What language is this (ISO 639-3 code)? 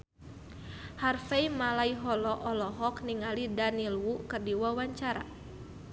sun